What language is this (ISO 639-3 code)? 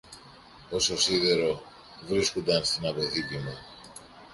ell